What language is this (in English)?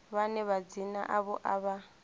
Venda